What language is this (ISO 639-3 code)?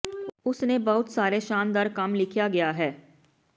pan